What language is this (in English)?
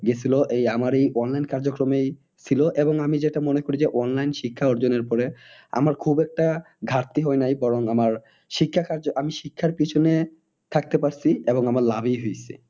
Bangla